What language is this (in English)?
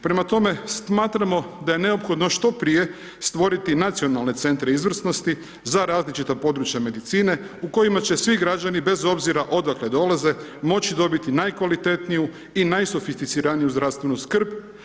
Croatian